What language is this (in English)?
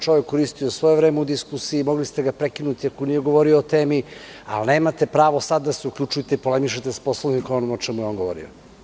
Serbian